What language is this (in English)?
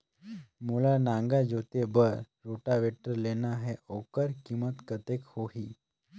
Chhattisgarhi